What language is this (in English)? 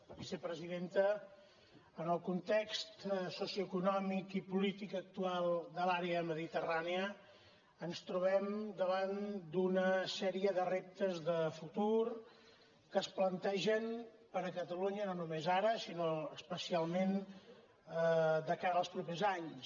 Catalan